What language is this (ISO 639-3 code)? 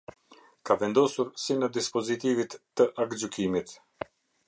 sqi